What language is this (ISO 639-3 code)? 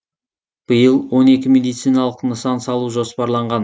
kaz